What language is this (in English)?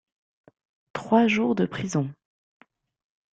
French